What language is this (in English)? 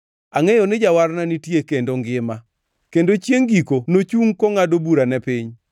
Luo (Kenya and Tanzania)